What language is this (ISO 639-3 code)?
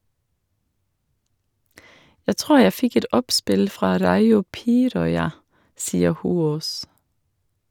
nor